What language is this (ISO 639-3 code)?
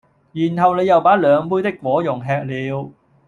yue